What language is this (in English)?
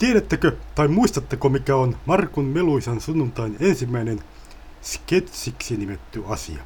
Finnish